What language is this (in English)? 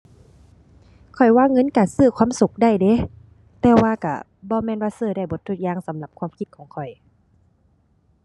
Thai